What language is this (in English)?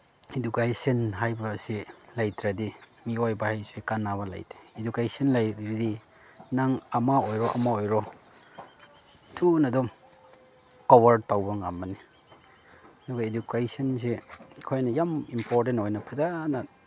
Manipuri